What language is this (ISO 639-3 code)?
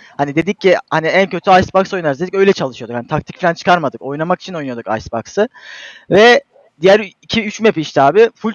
tur